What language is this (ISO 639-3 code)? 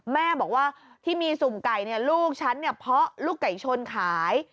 tha